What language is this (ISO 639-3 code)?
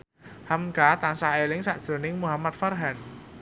jav